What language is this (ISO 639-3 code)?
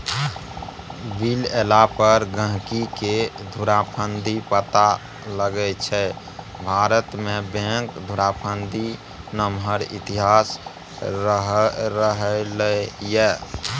mai